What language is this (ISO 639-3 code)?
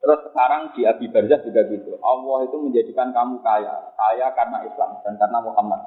msa